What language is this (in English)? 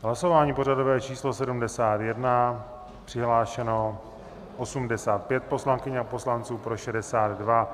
Czech